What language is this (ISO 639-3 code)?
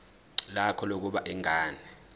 zul